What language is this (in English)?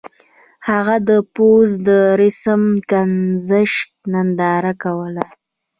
Pashto